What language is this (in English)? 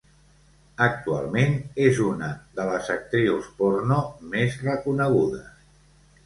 Catalan